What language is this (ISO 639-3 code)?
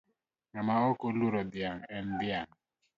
luo